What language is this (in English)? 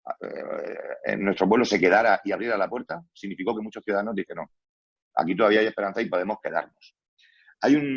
Spanish